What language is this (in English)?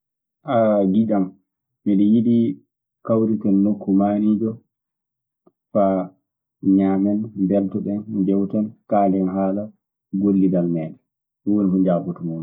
Maasina Fulfulde